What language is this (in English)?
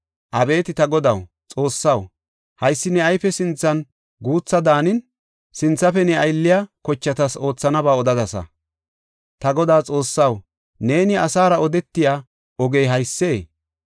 Gofa